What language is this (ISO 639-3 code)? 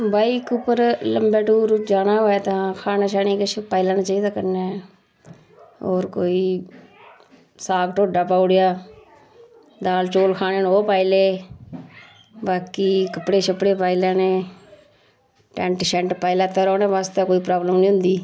doi